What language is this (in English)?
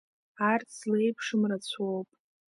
Abkhazian